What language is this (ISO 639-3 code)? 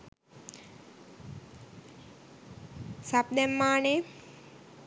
sin